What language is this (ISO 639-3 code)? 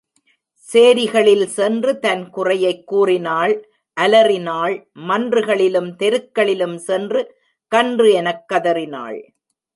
tam